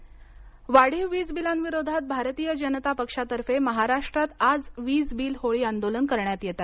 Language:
Marathi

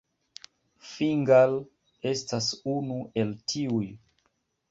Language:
Esperanto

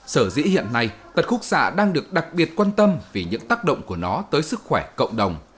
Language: Vietnamese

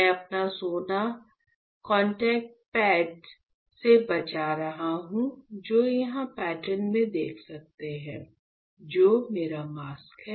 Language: Hindi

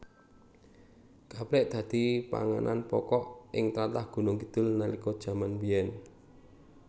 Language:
Javanese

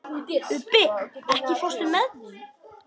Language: Icelandic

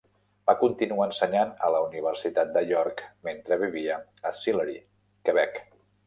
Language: Catalan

